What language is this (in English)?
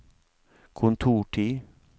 Norwegian